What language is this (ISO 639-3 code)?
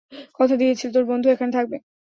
ben